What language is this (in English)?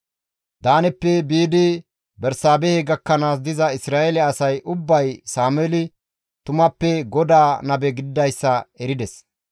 Gamo